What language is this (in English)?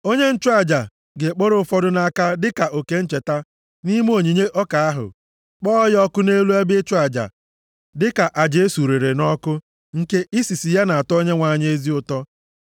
Igbo